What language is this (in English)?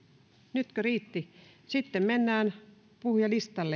Finnish